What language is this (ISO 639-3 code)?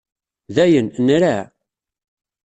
kab